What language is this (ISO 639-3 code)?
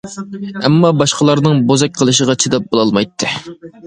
uig